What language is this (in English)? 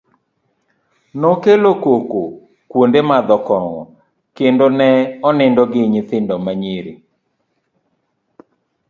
Luo (Kenya and Tanzania)